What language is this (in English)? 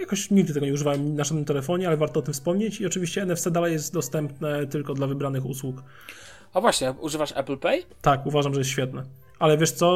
Polish